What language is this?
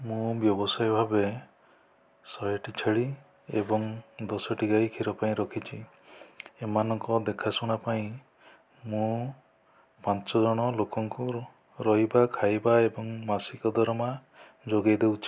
Odia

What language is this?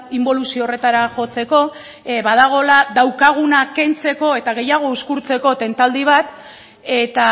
Basque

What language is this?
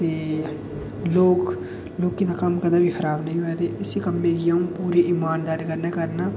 Dogri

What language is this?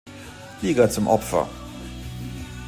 German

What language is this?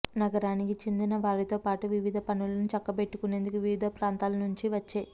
Telugu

